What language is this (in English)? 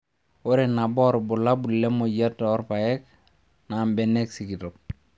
Masai